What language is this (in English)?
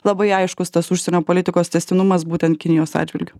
Lithuanian